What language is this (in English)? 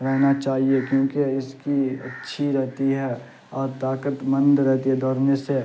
Urdu